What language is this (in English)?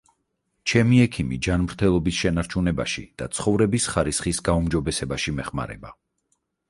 Georgian